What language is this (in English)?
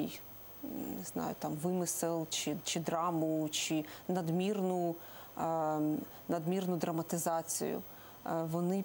Ukrainian